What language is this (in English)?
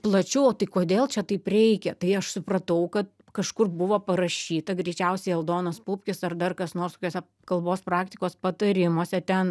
Lithuanian